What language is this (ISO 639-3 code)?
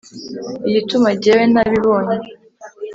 kin